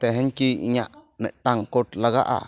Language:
Santali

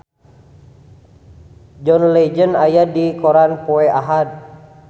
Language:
Sundanese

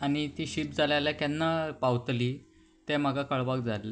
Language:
Konkani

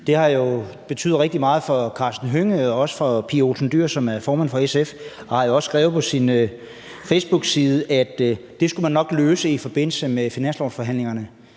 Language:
Danish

